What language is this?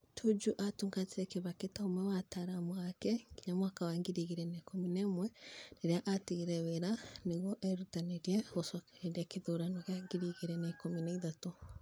Kikuyu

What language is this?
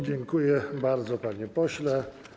Polish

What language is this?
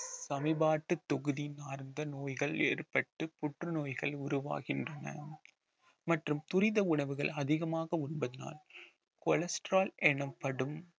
Tamil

